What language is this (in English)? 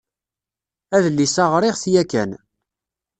Kabyle